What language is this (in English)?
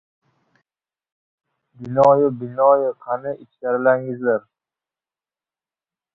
Uzbek